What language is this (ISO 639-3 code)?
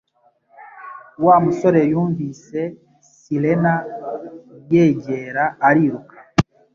kin